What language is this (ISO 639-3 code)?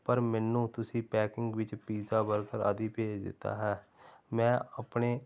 pan